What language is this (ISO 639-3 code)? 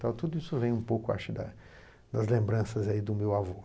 por